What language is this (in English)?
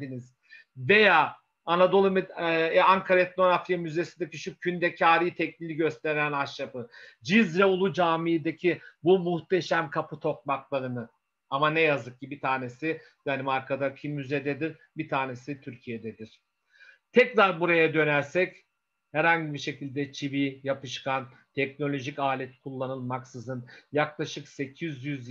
Turkish